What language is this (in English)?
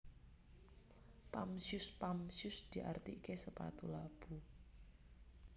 Javanese